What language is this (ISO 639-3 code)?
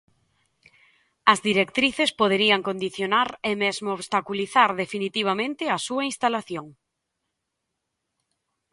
glg